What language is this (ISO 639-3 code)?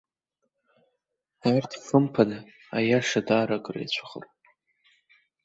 abk